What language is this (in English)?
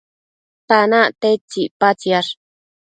Matsés